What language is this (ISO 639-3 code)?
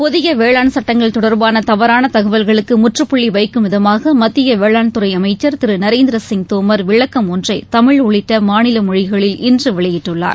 tam